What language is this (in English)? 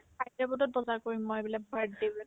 Assamese